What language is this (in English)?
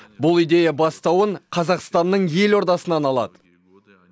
Kazakh